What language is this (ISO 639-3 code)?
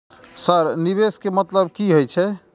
mai